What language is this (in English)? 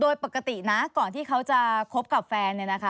Thai